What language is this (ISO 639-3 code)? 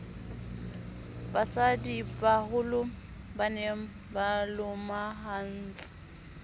sot